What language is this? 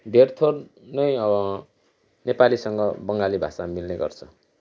Nepali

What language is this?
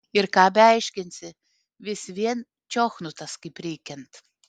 Lithuanian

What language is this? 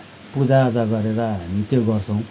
Nepali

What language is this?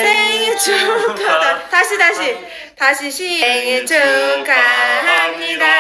Korean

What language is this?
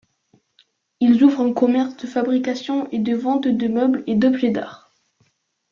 French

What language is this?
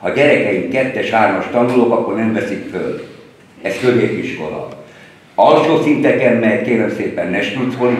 Hungarian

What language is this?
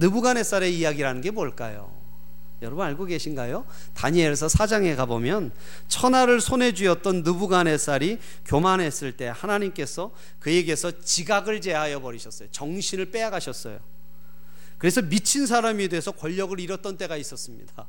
Korean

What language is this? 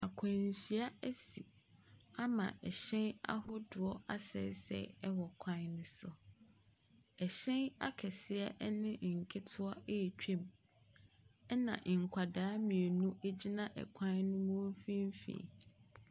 Akan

